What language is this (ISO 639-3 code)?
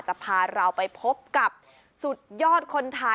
tha